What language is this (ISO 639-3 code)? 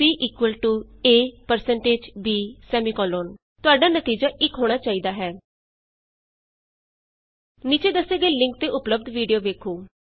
pan